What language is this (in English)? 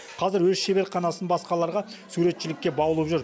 Kazakh